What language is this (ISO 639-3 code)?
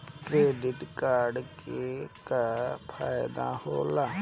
bho